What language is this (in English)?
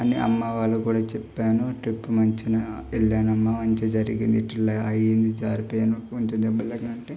Telugu